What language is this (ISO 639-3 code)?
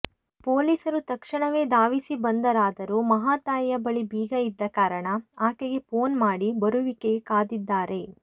kan